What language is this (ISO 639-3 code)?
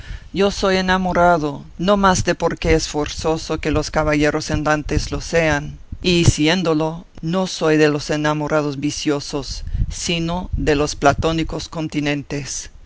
spa